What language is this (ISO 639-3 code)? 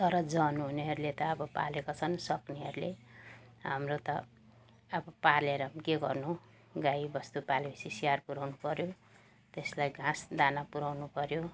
nep